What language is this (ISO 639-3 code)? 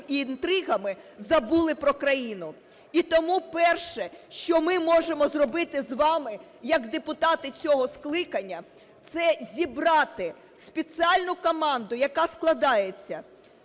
ukr